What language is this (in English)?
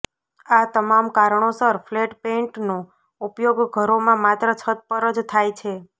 Gujarati